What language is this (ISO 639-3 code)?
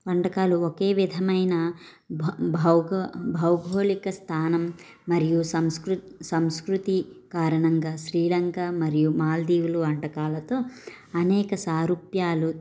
tel